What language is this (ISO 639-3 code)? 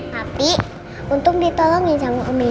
ind